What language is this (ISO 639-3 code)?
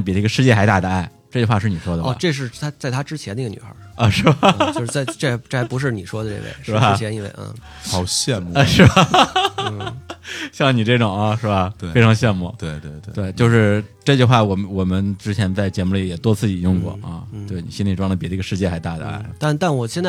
zho